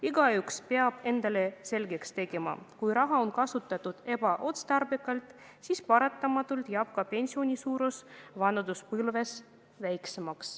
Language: Estonian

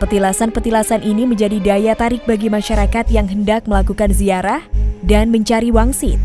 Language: Indonesian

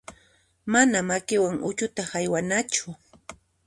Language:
Puno Quechua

